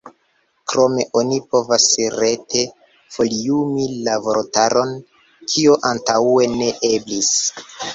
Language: Esperanto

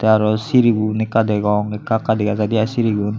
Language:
Chakma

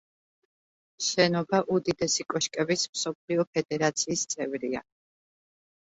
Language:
Georgian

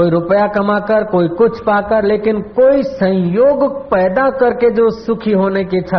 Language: Hindi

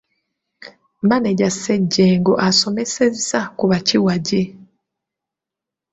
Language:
Ganda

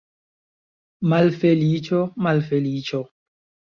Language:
Esperanto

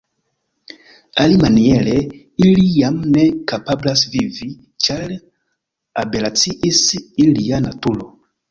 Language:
Esperanto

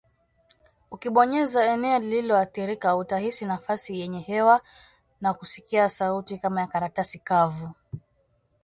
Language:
Swahili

